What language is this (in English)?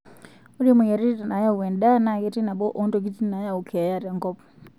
Masai